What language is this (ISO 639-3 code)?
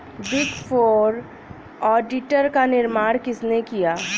hin